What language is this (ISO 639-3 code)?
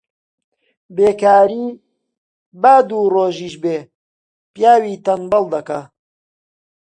ckb